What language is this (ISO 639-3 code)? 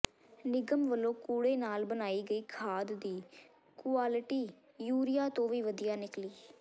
pan